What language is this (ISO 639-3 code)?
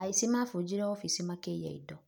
kik